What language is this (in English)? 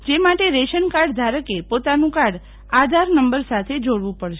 Gujarati